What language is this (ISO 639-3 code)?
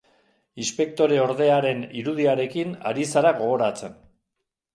eus